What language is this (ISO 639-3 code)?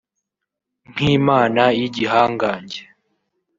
kin